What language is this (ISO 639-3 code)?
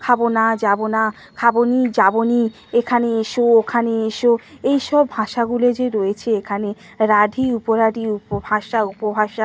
ben